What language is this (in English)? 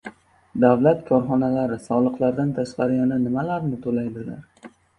Uzbek